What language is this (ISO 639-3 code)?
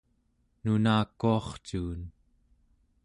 esu